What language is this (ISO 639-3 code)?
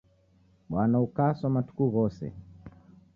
dav